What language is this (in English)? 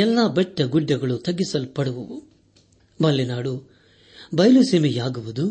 Kannada